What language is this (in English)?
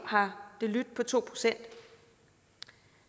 Danish